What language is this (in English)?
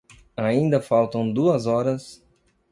Portuguese